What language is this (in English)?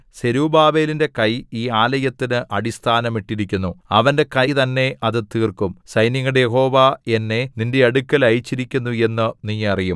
Malayalam